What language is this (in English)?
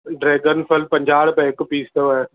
Sindhi